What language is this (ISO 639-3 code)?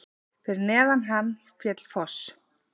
isl